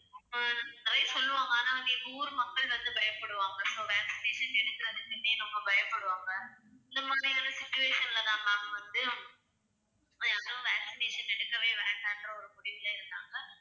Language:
Tamil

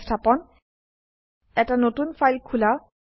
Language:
Assamese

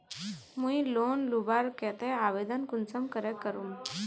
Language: Magahi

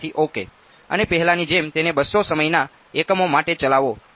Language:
Gujarati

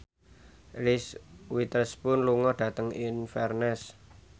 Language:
Javanese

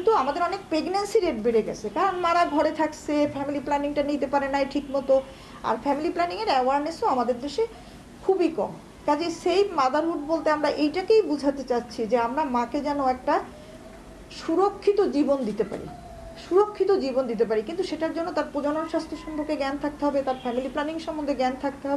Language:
Bangla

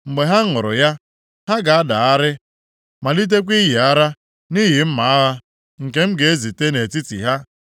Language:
Igbo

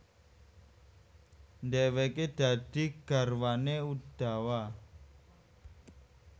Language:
Javanese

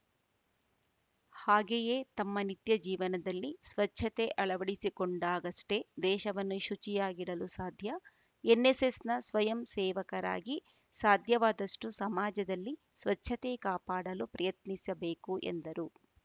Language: Kannada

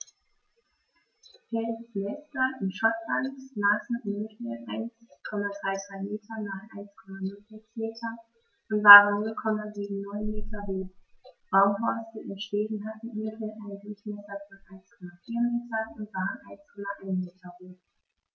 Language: German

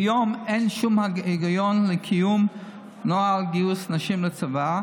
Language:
Hebrew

